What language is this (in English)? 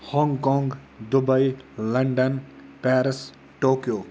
Kashmiri